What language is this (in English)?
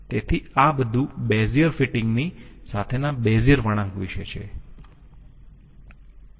Gujarati